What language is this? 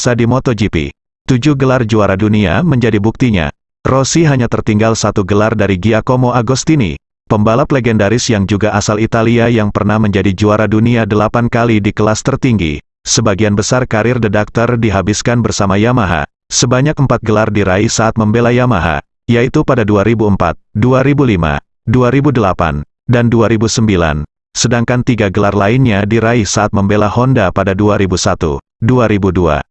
Indonesian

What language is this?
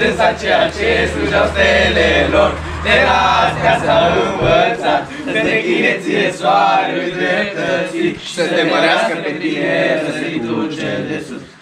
Romanian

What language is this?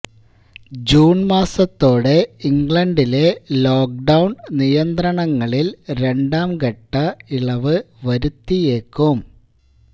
Malayalam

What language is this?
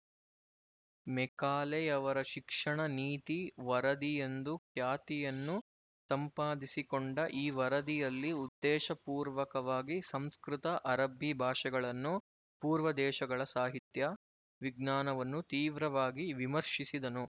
Kannada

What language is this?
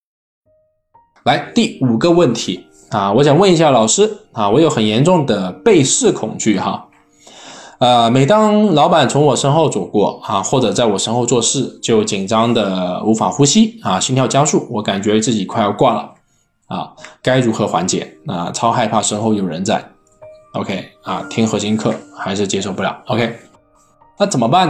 Chinese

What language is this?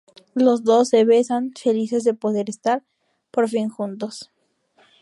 Spanish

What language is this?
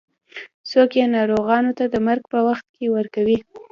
Pashto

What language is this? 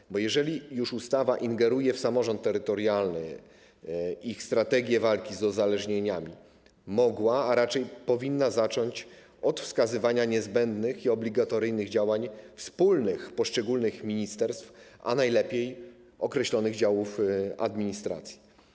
Polish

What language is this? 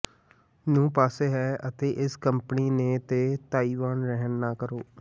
Punjabi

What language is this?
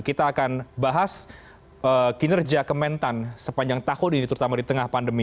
Indonesian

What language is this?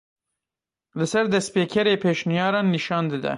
Kurdish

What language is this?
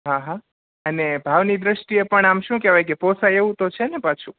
Gujarati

